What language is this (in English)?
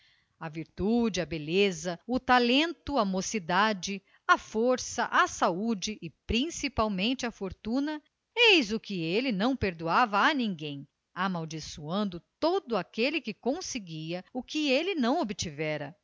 Portuguese